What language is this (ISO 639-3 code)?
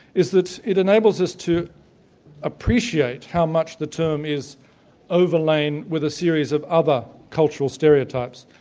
eng